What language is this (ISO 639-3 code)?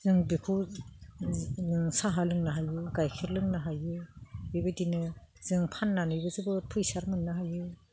brx